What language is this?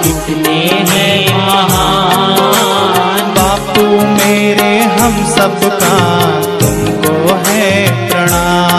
Hindi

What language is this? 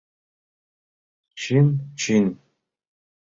Mari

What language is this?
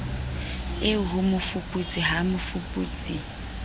Southern Sotho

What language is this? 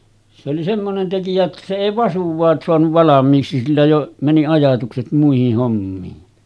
Finnish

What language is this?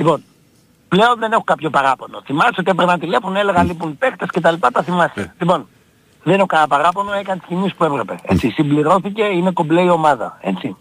Greek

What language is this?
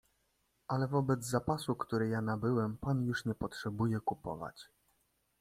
Polish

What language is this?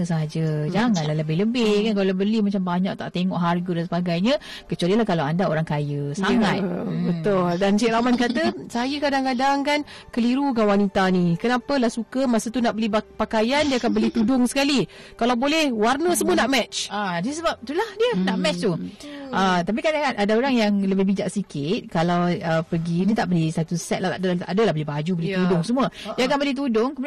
Malay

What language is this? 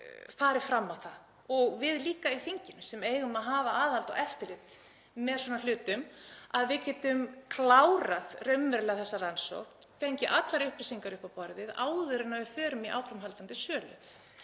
Icelandic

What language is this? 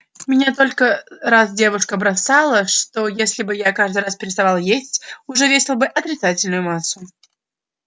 Russian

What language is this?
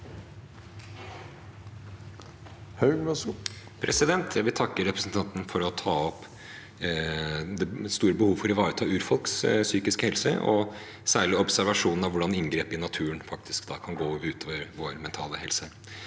Norwegian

